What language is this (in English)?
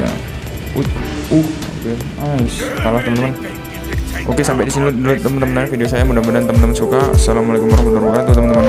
Indonesian